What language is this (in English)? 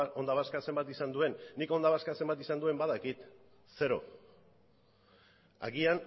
Basque